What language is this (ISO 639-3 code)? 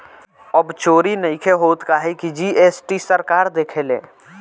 bho